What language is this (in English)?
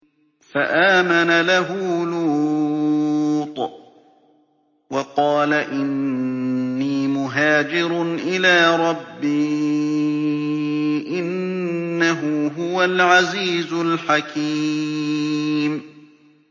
Arabic